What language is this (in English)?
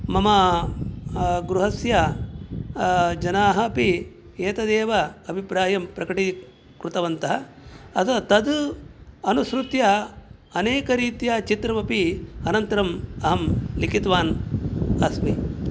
Sanskrit